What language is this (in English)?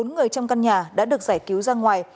Vietnamese